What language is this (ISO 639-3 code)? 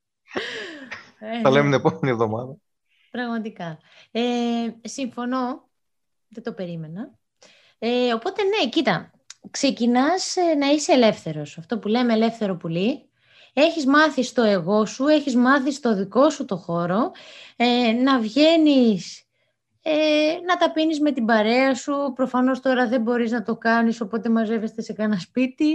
ell